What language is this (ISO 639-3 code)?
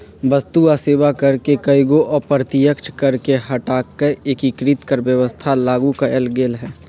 mag